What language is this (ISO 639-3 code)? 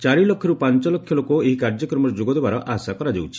ori